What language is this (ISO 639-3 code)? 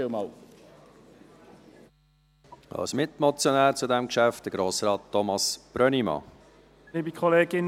gsw